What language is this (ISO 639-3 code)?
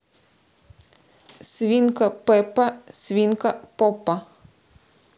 rus